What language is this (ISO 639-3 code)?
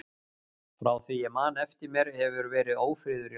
isl